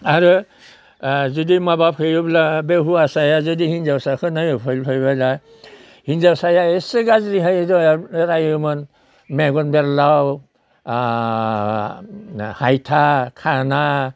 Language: Bodo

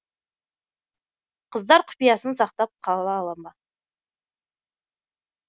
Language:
Kazakh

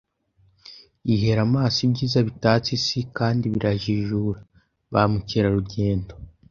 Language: Kinyarwanda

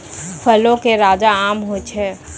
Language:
Maithili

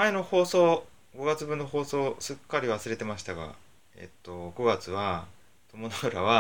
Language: Japanese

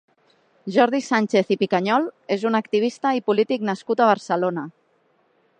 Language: Catalan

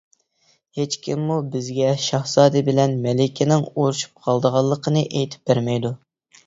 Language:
Uyghur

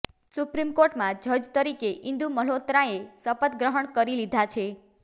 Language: Gujarati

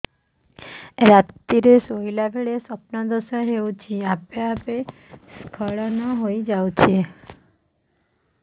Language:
Odia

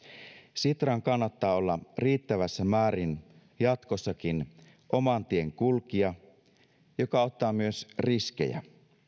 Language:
Finnish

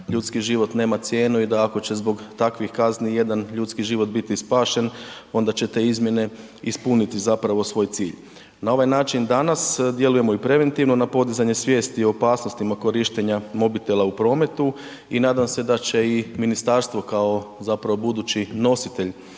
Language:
Croatian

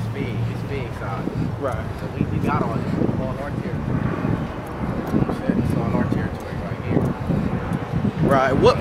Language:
English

